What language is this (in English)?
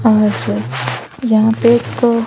Hindi